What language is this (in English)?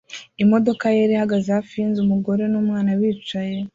Kinyarwanda